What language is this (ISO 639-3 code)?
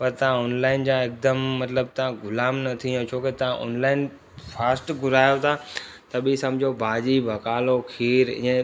snd